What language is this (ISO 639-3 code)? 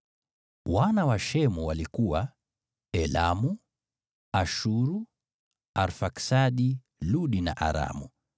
swa